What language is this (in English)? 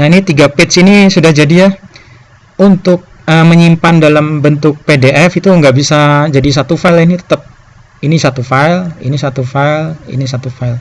Indonesian